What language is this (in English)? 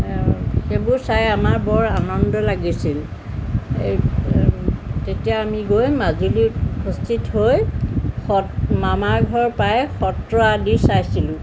Assamese